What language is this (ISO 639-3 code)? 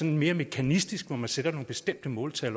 dan